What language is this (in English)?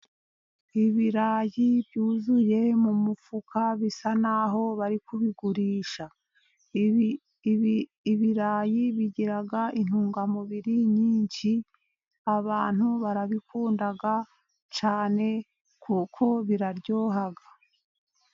Kinyarwanda